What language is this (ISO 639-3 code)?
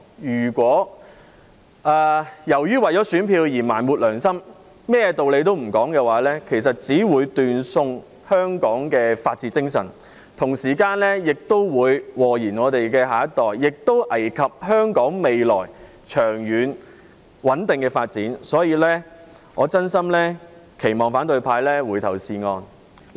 yue